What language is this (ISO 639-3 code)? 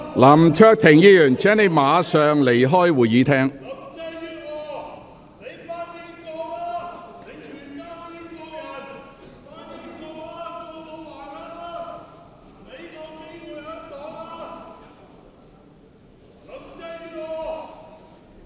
yue